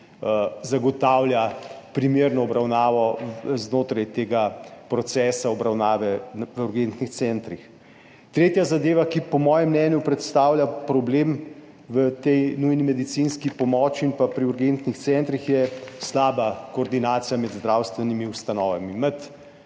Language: Slovenian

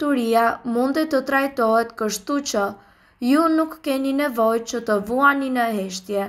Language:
Romanian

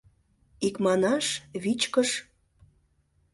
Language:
Mari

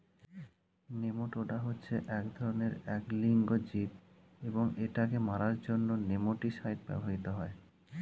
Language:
Bangla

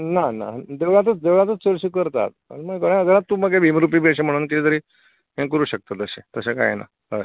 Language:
Konkani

